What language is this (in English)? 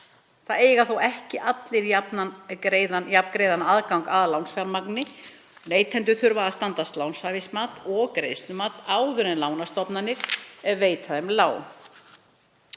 Icelandic